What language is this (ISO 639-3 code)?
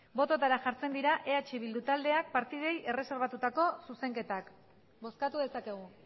eus